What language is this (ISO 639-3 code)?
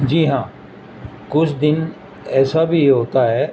urd